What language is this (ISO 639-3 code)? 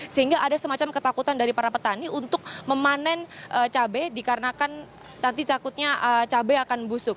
ind